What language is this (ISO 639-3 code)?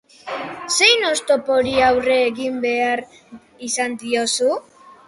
eus